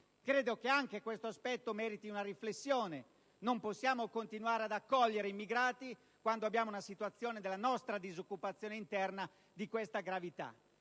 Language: Italian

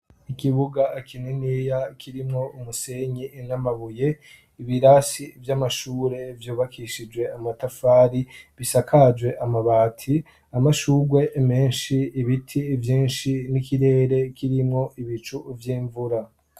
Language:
Rundi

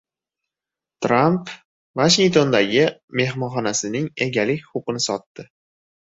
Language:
Uzbek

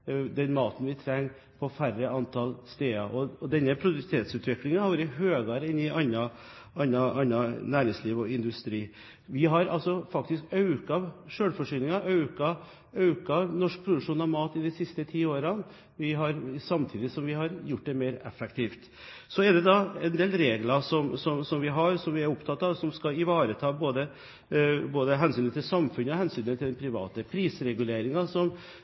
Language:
Norwegian Bokmål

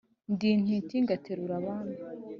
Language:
Kinyarwanda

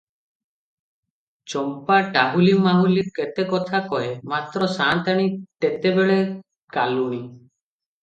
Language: Odia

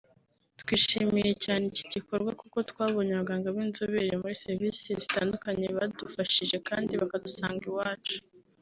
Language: Kinyarwanda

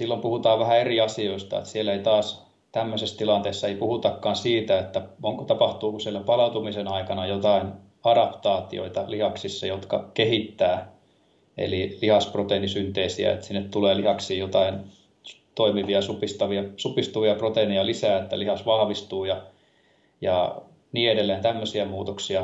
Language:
Finnish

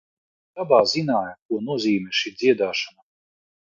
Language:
Latvian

